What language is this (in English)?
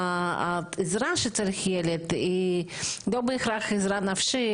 Hebrew